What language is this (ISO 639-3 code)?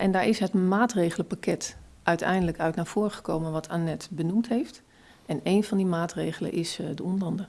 nld